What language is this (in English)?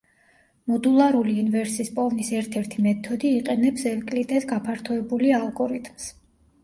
Georgian